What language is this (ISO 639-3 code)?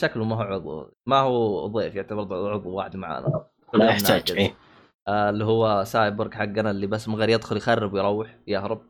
ara